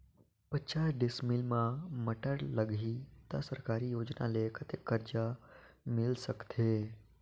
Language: Chhattisgarhi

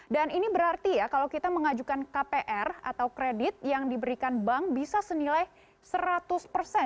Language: Indonesian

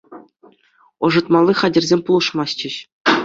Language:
Chuvash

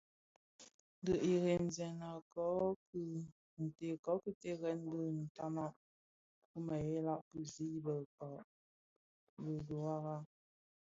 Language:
Bafia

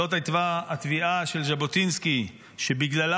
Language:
Hebrew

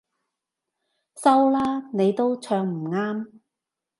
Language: Cantonese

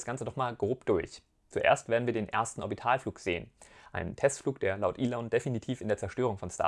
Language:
German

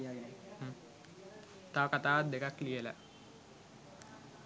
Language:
Sinhala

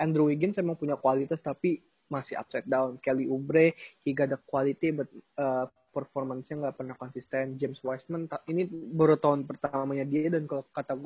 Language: Indonesian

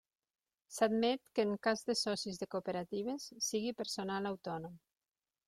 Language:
Catalan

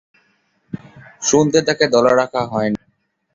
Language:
Bangla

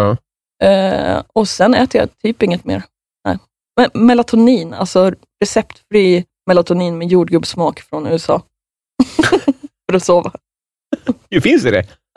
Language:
Swedish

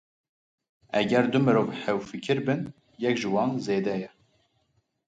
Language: Kurdish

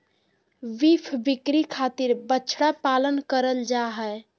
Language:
Magahi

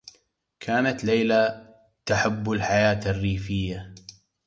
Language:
Arabic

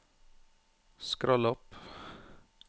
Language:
Norwegian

